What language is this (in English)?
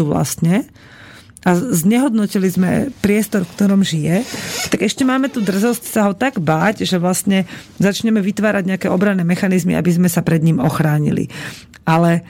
Slovak